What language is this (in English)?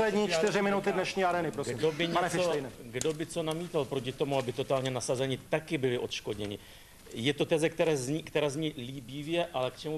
Czech